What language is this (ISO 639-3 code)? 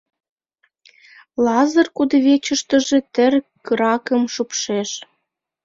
chm